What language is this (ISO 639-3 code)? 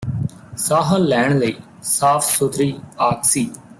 pan